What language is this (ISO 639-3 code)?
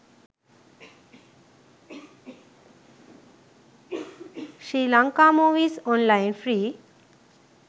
sin